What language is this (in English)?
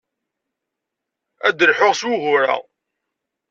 Kabyle